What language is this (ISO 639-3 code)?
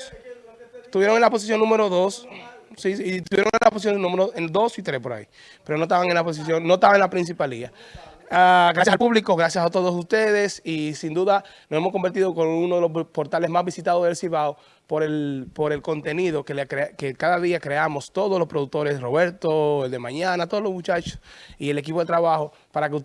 spa